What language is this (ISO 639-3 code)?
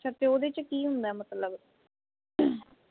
pan